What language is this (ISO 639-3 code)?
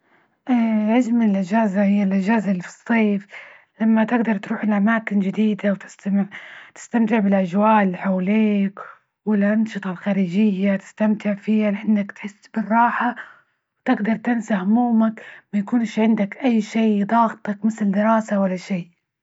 ayl